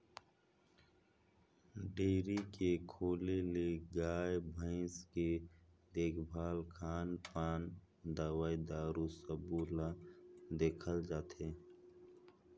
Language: Chhattisgarhi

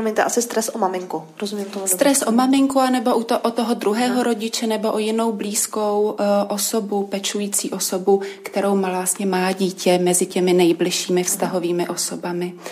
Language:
Czech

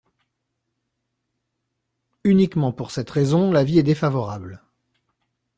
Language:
French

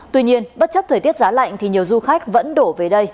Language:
Vietnamese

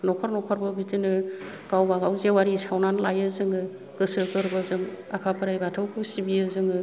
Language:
Bodo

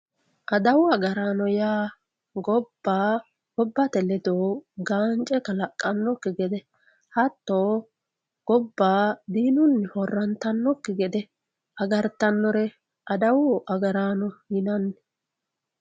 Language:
Sidamo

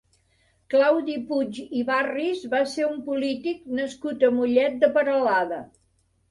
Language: Catalan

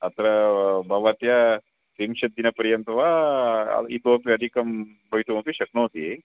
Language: Sanskrit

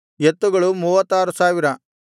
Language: Kannada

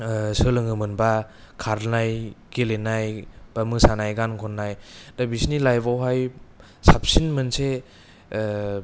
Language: Bodo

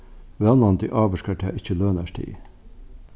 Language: Faroese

